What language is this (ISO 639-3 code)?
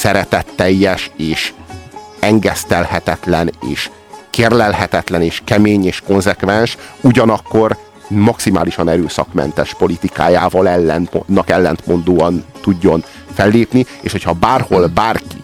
hun